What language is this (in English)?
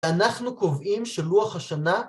Hebrew